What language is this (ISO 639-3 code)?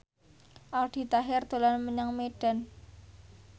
jav